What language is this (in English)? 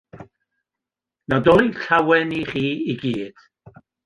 Welsh